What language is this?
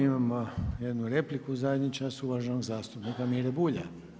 Croatian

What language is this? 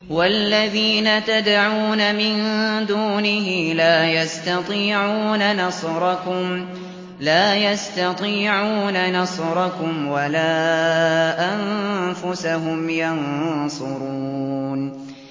Arabic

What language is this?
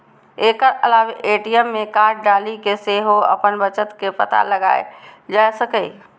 Maithili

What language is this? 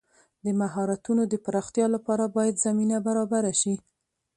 Pashto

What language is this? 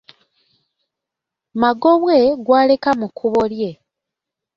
Ganda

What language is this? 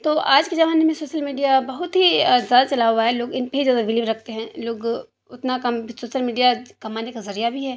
Urdu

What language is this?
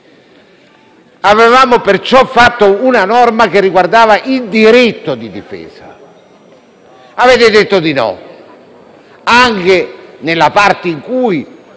Italian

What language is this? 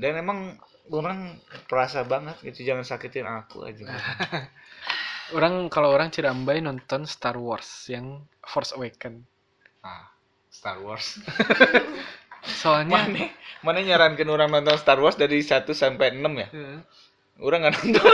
Indonesian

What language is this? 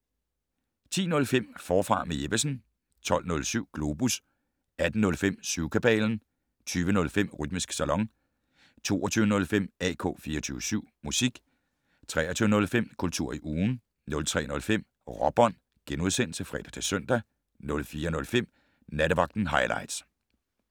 Danish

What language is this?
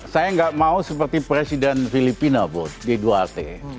Indonesian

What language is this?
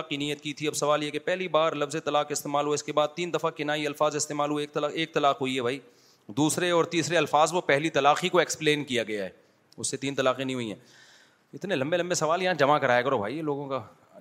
Urdu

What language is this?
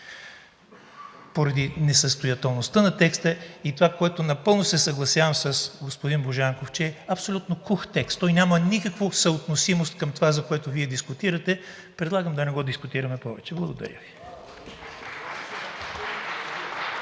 Bulgarian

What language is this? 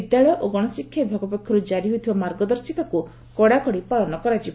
Odia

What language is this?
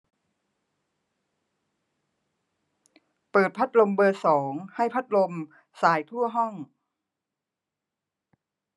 Thai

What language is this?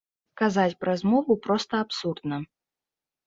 Belarusian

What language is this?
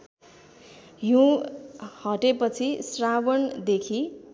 Nepali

